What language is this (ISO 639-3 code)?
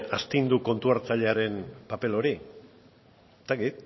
eus